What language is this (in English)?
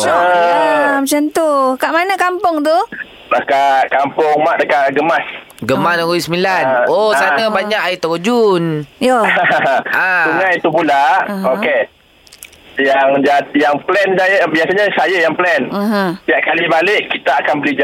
Malay